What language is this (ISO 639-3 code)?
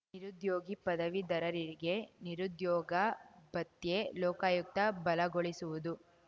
kan